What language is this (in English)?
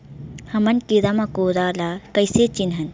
Chhattisgarhi